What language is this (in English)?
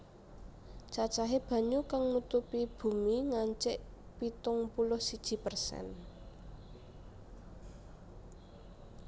Javanese